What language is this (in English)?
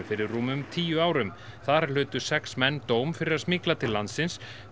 Icelandic